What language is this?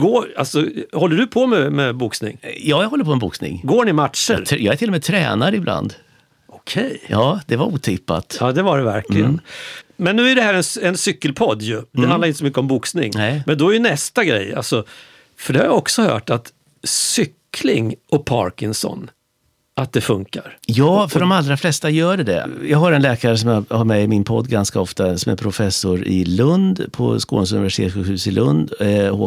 Swedish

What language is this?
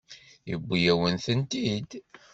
Kabyle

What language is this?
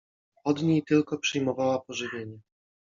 Polish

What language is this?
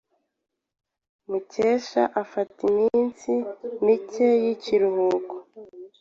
Kinyarwanda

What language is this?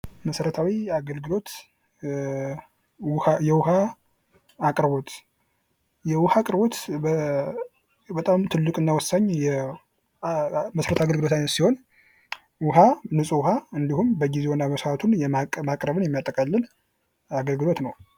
Amharic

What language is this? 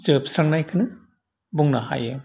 Bodo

